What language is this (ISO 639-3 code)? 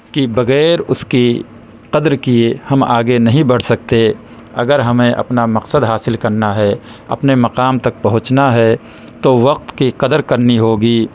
urd